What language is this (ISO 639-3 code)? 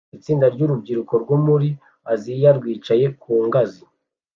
kin